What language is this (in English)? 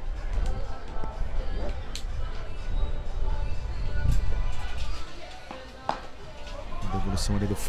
Portuguese